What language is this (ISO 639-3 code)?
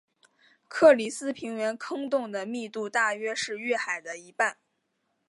zho